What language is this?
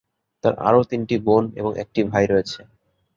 Bangla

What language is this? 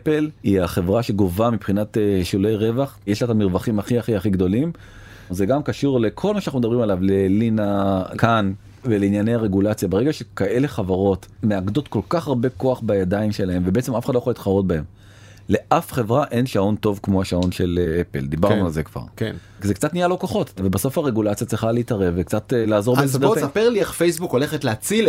Hebrew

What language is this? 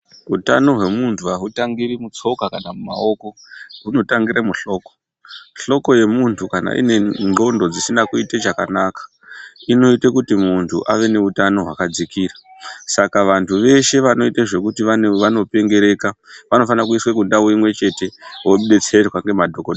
Ndau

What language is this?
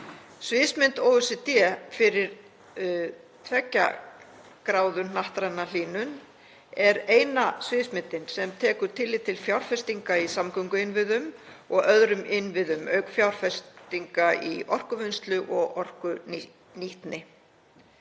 Icelandic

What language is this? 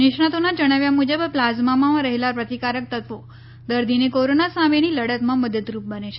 Gujarati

